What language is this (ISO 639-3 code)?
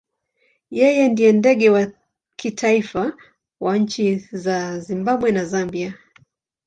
swa